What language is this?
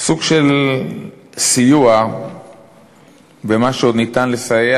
Hebrew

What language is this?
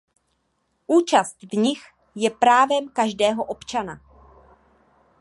Czech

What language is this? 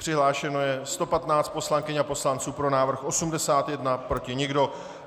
Czech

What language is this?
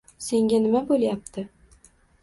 Uzbek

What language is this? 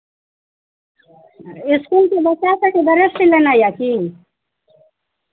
Maithili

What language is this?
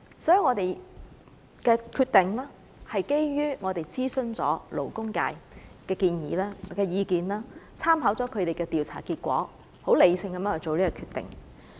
Cantonese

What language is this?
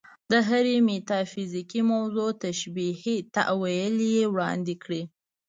Pashto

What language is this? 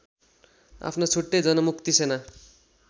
Nepali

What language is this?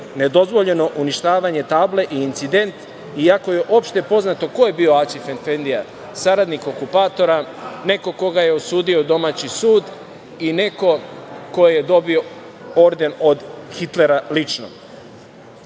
Serbian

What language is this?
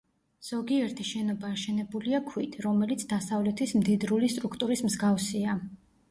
Georgian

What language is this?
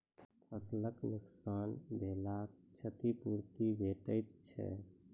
Maithili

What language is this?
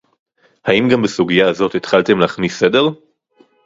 Hebrew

